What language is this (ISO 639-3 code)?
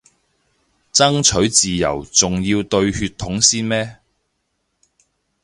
yue